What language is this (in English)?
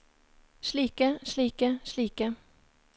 Norwegian